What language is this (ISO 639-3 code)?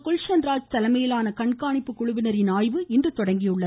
tam